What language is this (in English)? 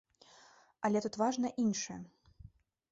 Belarusian